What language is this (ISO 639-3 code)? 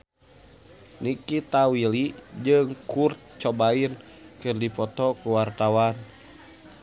sun